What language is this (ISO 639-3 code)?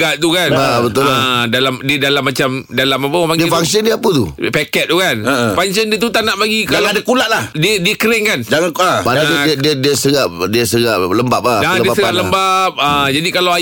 msa